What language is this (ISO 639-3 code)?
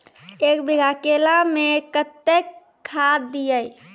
mai